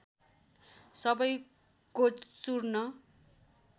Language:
Nepali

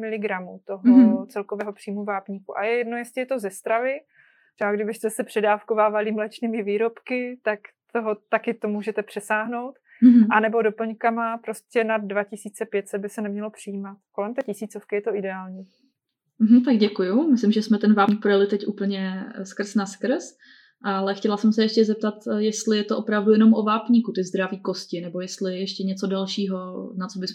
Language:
Czech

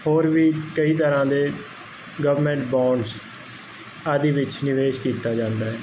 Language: Punjabi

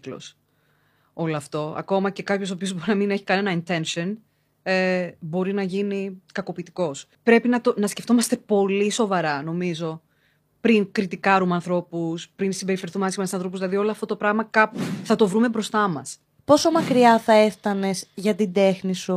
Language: Greek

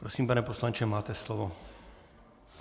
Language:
Czech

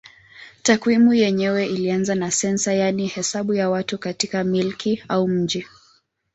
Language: Swahili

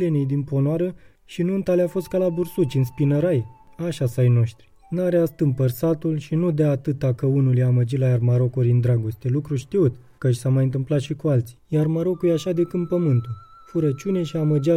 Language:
Romanian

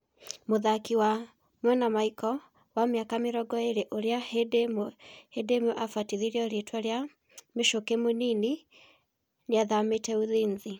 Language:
Kikuyu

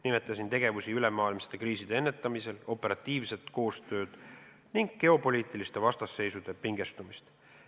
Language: Estonian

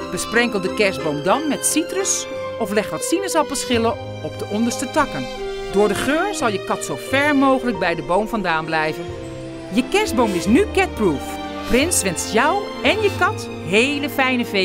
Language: Dutch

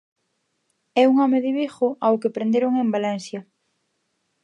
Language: Galician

